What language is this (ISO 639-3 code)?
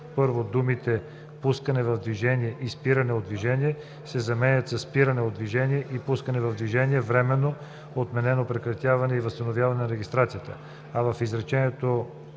bul